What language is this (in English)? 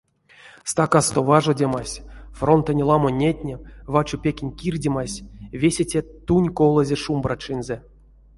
Erzya